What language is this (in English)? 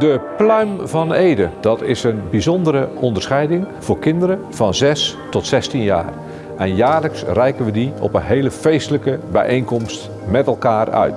Dutch